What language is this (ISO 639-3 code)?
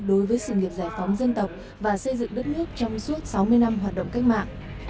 vie